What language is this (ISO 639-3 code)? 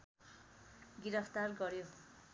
nep